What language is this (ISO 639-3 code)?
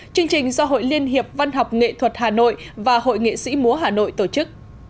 vie